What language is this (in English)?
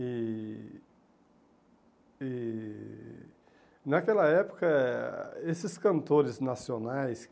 Portuguese